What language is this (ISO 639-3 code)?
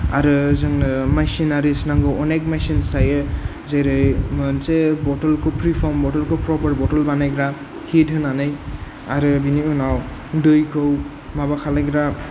brx